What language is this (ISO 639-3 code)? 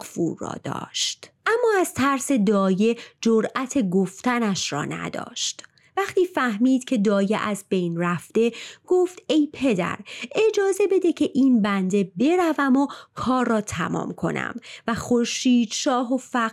fas